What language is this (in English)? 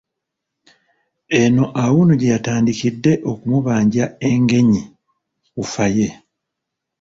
Ganda